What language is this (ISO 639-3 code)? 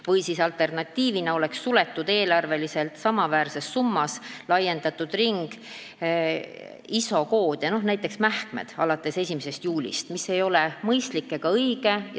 est